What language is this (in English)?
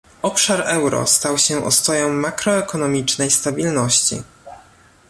Polish